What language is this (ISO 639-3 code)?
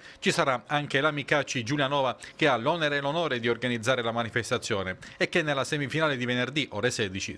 ita